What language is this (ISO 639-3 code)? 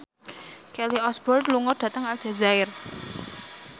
jav